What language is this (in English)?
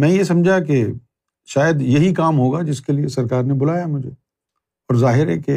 Urdu